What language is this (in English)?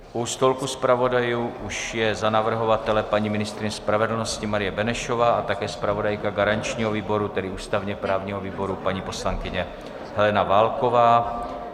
Czech